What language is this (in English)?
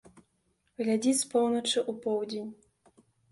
Belarusian